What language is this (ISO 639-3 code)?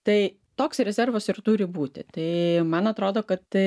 lit